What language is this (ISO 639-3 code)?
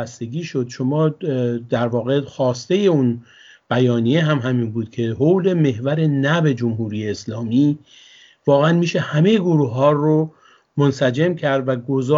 fas